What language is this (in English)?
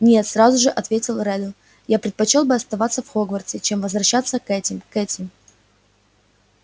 Russian